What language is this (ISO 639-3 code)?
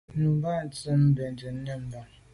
byv